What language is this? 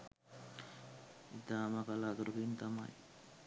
Sinhala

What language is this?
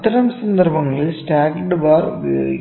Malayalam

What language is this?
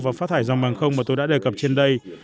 Vietnamese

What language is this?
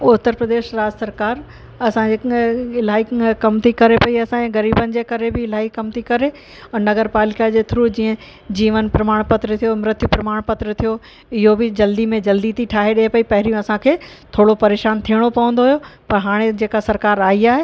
Sindhi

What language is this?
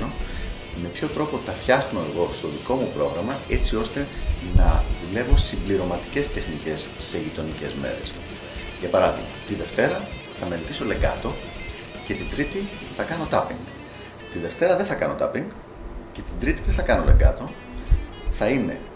Greek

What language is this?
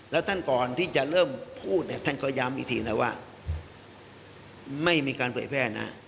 Thai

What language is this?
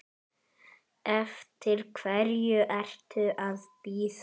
Icelandic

